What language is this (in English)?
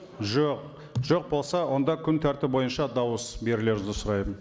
Kazakh